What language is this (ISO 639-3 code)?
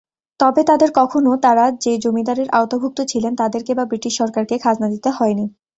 ben